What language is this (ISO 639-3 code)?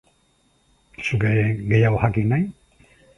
eus